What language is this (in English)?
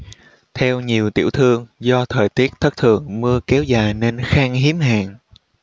Vietnamese